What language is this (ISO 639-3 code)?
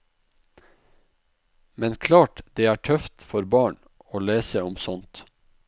nor